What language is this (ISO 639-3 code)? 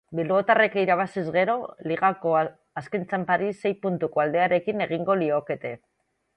eus